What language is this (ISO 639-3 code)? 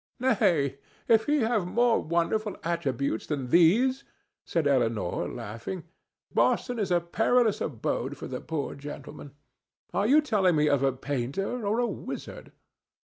eng